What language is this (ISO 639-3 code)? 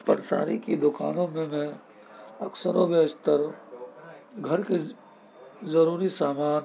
urd